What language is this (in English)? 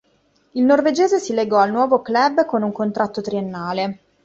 Italian